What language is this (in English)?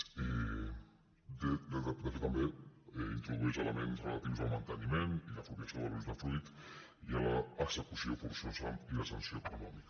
Catalan